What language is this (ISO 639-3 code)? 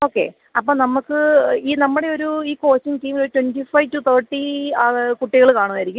mal